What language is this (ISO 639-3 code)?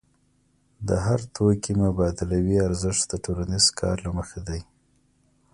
pus